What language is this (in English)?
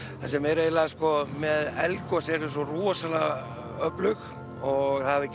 Icelandic